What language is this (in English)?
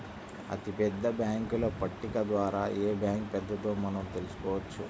Telugu